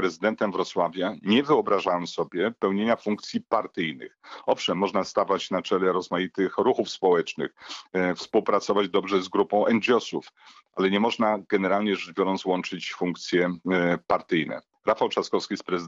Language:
Polish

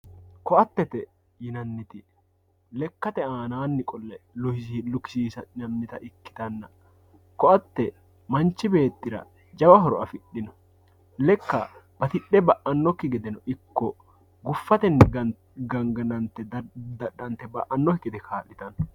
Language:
Sidamo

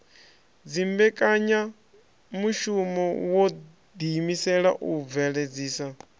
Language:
Venda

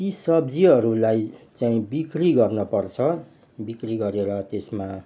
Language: Nepali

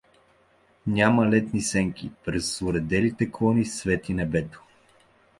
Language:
Bulgarian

